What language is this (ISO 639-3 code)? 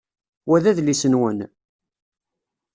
kab